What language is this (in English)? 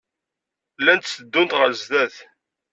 Kabyle